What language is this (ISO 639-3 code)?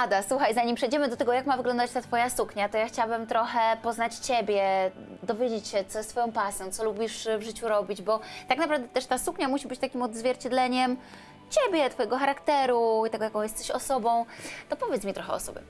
pol